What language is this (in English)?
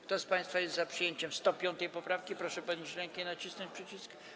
Polish